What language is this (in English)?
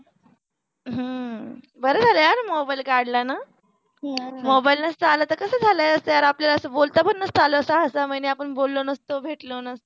Marathi